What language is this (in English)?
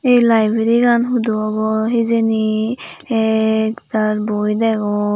Chakma